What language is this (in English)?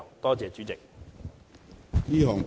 Cantonese